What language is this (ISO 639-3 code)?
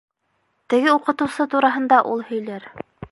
bak